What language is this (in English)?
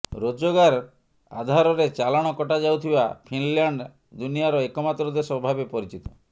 Odia